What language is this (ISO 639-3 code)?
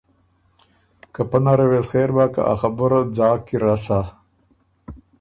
oru